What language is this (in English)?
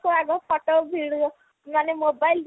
Odia